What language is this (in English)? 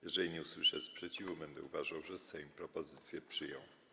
Polish